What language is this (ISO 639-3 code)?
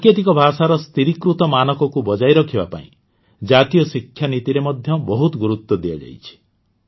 ori